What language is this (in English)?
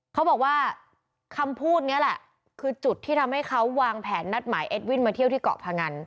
Thai